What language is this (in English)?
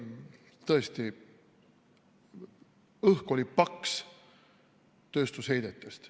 Estonian